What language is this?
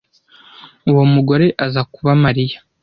Kinyarwanda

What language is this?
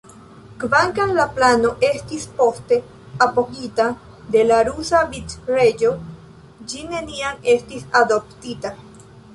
Esperanto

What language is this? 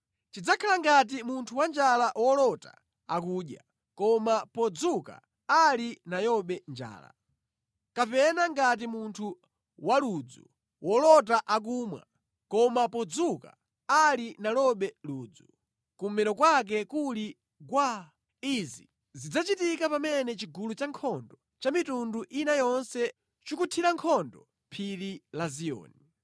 Nyanja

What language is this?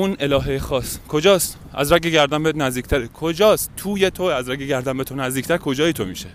Persian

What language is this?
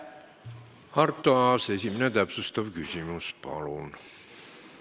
Estonian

